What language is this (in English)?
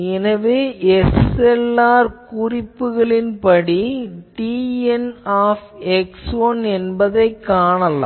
Tamil